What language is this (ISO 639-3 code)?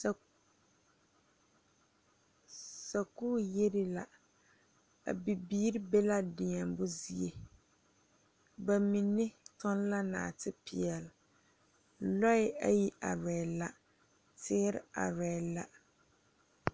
dga